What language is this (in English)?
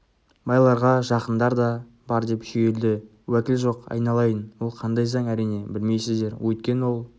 Kazakh